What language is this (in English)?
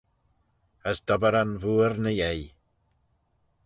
Manx